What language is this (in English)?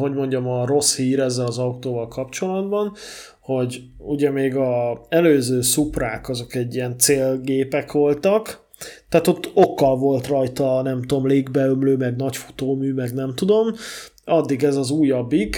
Hungarian